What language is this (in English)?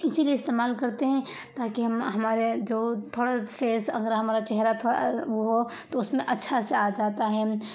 Urdu